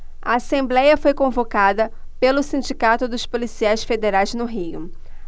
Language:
Portuguese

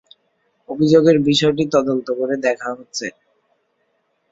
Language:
Bangla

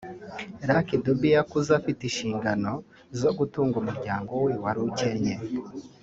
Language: Kinyarwanda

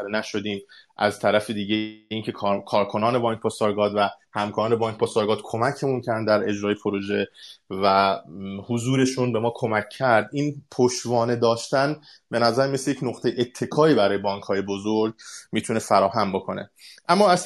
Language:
Persian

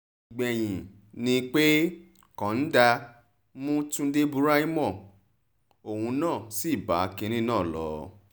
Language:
Yoruba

